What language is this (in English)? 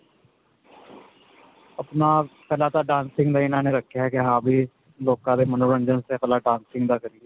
Punjabi